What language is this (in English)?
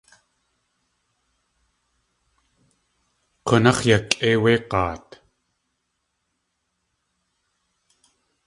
Tlingit